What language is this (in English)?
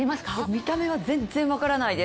Japanese